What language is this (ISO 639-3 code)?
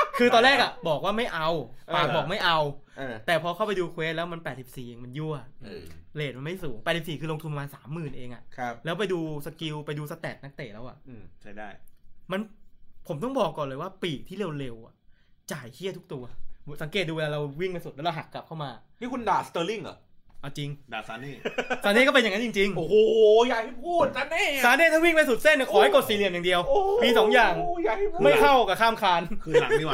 tha